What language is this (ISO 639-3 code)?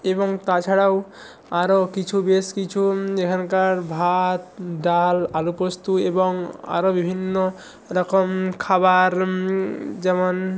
ben